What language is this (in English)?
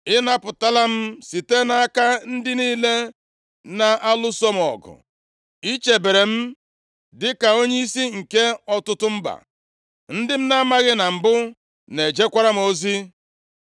Igbo